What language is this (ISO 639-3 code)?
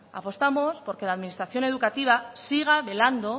spa